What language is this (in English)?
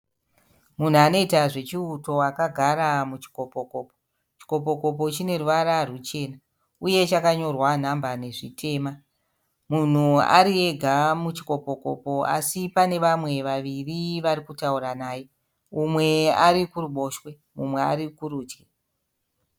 Shona